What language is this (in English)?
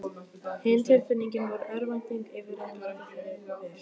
Icelandic